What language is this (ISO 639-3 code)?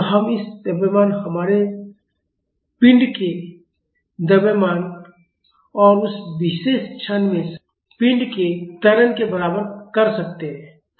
hin